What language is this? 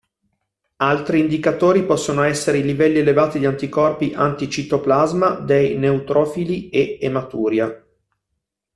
Italian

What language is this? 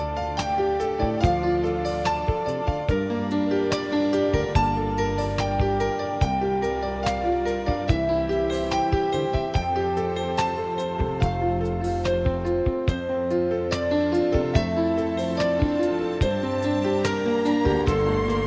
Vietnamese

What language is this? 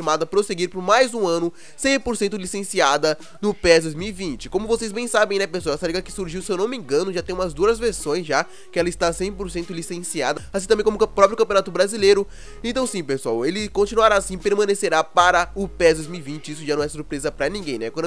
Portuguese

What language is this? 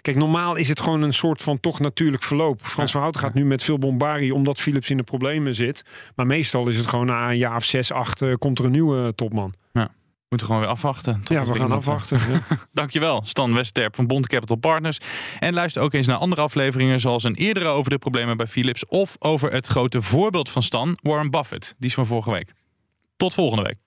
Dutch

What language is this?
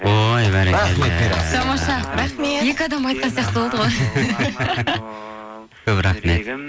Kazakh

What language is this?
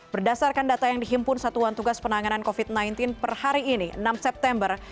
Indonesian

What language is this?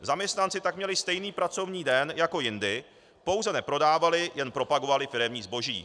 Czech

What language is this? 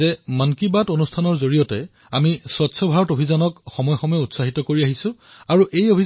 Assamese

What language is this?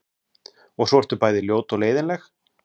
Icelandic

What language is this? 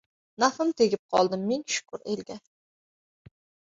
Uzbek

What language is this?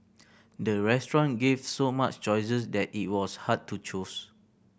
English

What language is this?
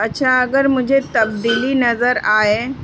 Urdu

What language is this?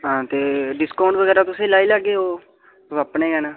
Dogri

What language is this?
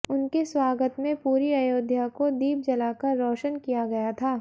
Hindi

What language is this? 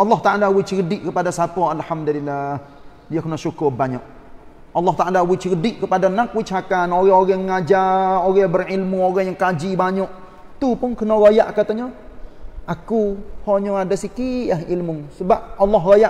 Malay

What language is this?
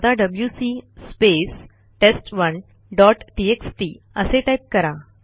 Marathi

